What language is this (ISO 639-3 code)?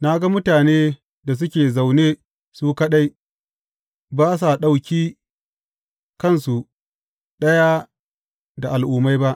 hau